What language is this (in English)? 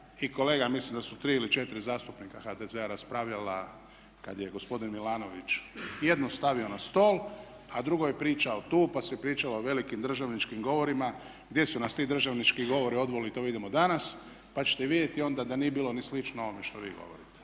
Croatian